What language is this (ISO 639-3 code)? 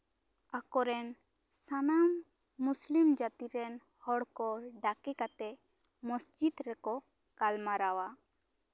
sat